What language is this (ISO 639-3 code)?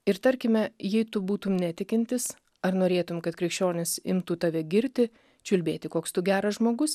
lit